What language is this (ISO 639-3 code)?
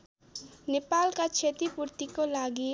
nep